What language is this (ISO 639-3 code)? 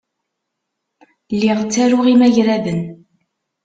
kab